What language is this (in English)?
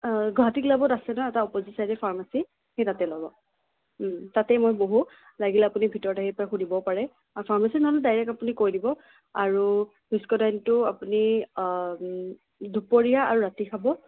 Assamese